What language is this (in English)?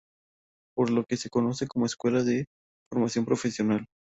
Spanish